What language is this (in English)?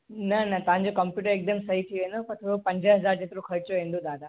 Sindhi